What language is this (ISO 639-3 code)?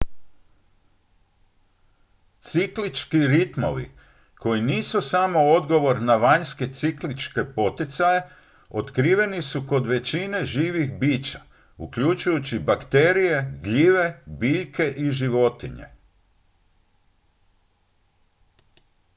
hrv